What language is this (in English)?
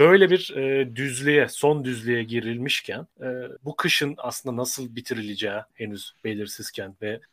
Turkish